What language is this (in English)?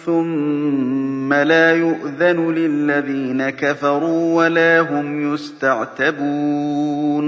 Arabic